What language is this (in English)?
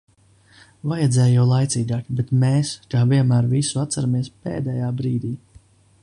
Latvian